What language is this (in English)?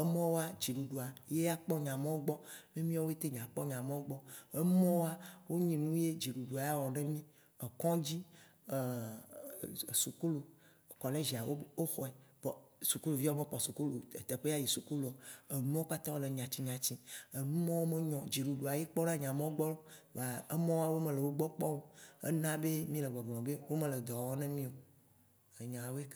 Waci Gbe